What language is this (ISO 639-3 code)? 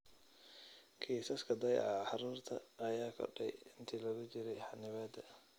som